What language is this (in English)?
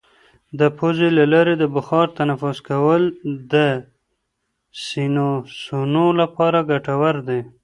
Pashto